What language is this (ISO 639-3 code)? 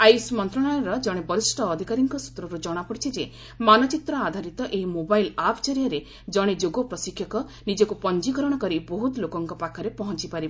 ori